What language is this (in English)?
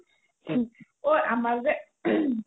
Assamese